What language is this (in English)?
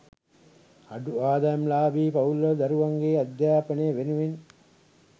Sinhala